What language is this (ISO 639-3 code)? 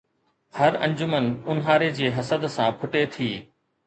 snd